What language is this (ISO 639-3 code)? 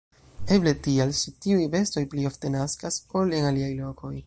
epo